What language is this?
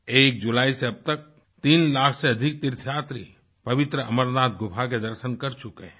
Hindi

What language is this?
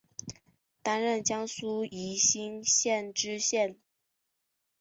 Chinese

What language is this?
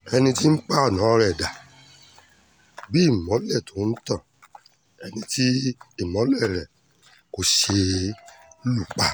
Yoruba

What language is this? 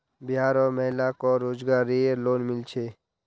Magahi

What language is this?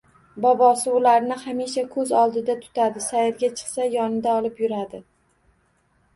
Uzbek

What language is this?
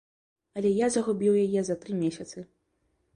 Belarusian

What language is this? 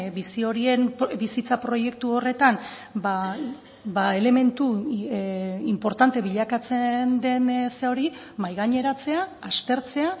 Basque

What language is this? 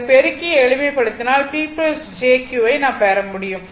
Tamil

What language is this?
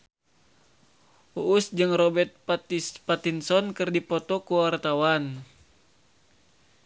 Sundanese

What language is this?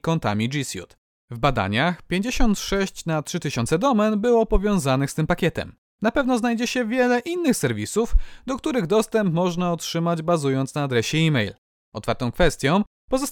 Polish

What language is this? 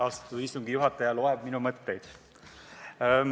Estonian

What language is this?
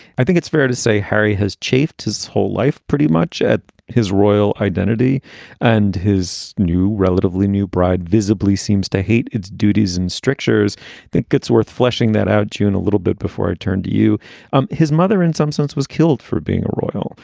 English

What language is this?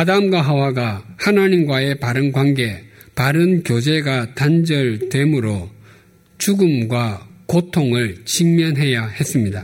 Korean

